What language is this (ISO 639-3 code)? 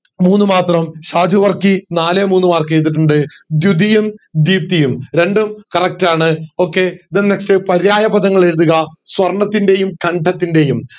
mal